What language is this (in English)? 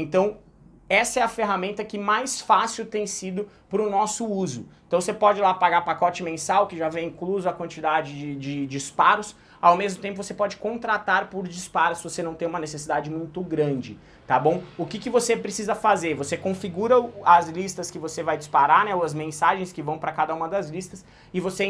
Portuguese